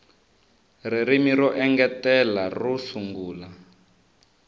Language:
Tsonga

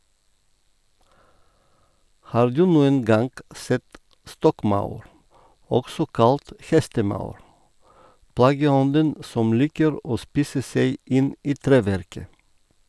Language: Norwegian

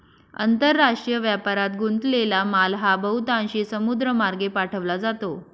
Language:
Marathi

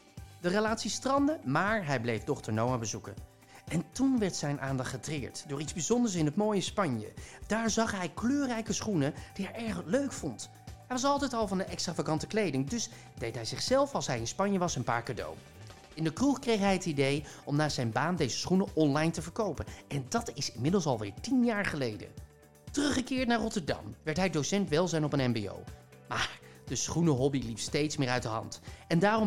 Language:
Dutch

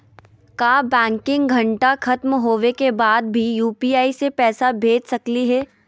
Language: Magahi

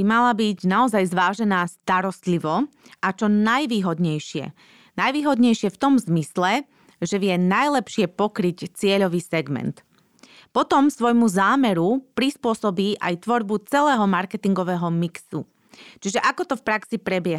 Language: Slovak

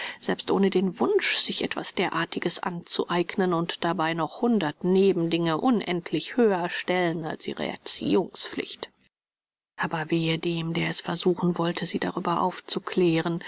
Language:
German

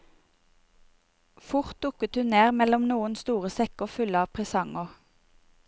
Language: Norwegian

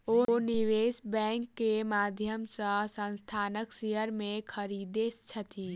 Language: Maithili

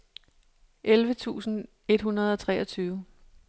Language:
Danish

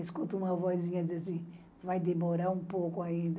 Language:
Portuguese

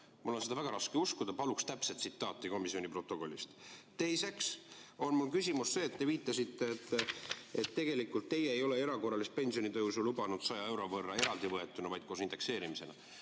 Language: Estonian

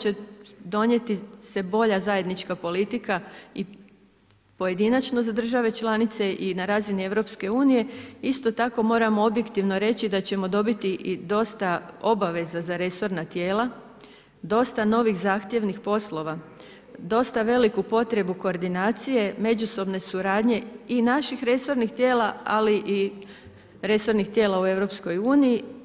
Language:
Croatian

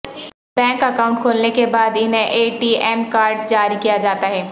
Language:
Urdu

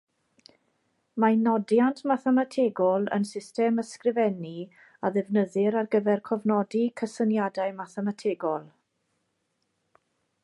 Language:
Welsh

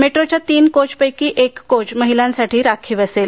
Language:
Marathi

